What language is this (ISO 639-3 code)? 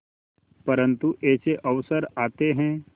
hin